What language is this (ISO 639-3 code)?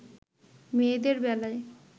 ben